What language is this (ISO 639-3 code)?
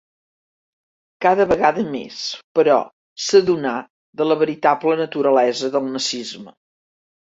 cat